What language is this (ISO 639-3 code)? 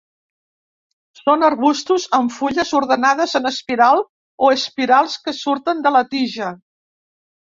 cat